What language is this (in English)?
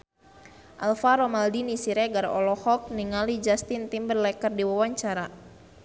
Sundanese